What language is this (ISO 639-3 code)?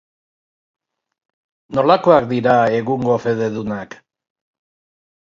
eus